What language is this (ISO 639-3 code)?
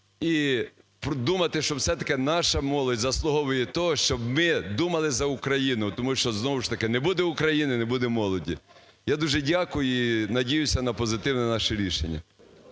ukr